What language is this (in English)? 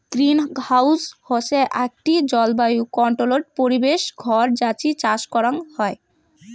Bangla